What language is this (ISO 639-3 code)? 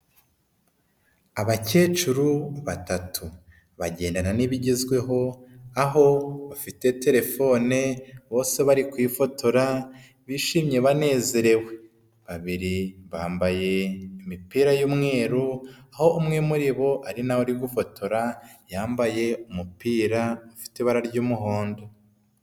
kin